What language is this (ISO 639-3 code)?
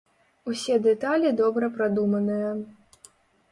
bel